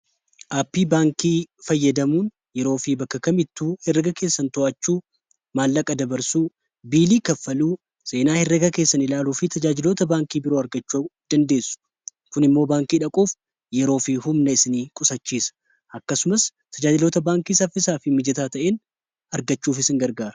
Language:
Oromo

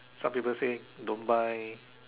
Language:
English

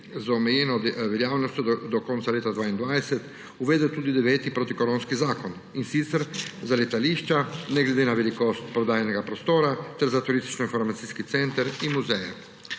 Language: Slovenian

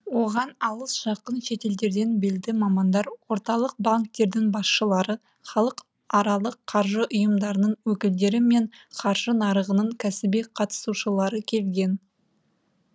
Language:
Kazakh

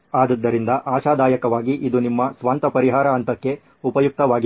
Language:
Kannada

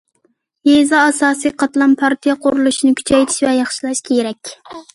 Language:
Uyghur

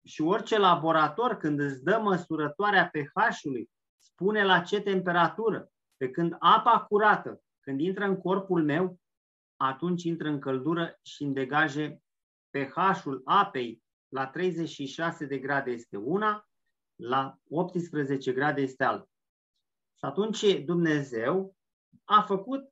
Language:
Romanian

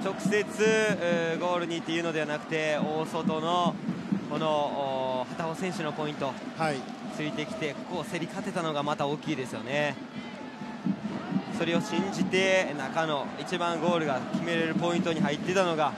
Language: Japanese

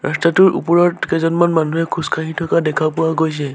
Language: Assamese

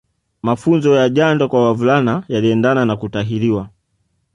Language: Swahili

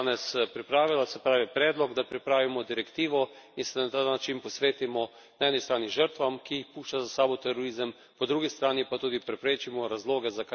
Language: Slovenian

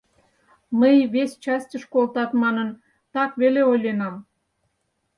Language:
Mari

